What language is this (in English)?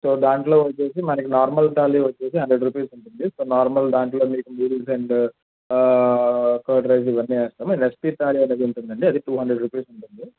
Telugu